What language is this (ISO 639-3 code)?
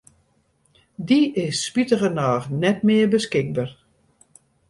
fry